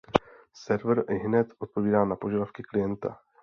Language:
Czech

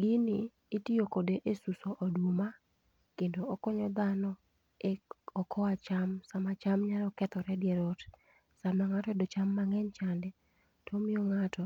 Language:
Luo (Kenya and Tanzania)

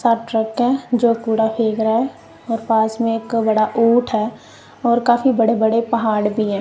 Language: Hindi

